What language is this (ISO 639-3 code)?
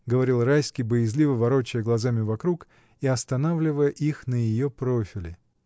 rus